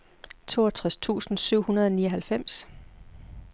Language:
Danish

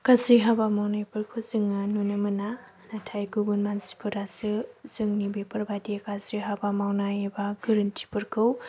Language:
Bodo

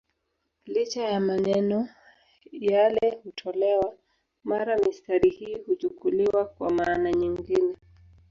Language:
Swahili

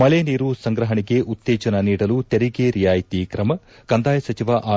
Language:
Kannada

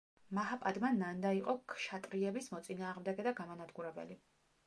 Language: Georgian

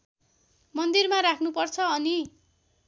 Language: Nepali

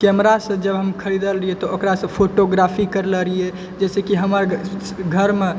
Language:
Maithili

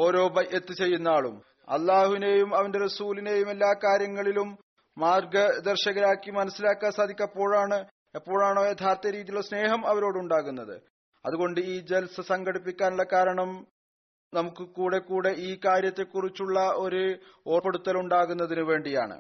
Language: Malayalam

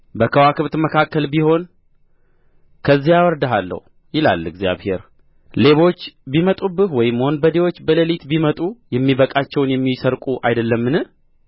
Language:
Amharic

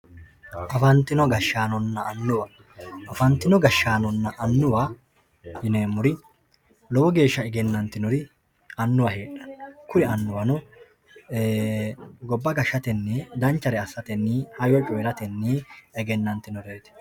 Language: Sidamo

